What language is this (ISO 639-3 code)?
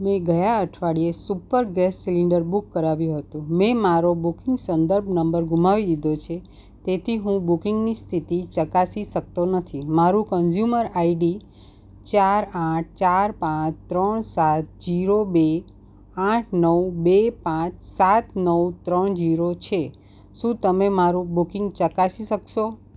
guj